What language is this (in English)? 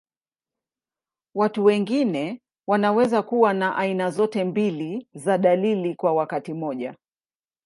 Swahili